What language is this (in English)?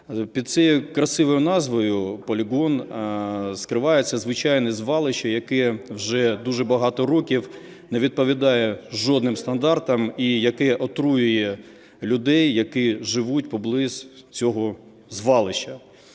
Ukrainian